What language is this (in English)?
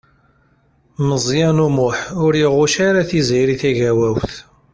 Kabyle